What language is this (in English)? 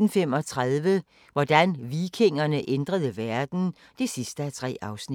Danish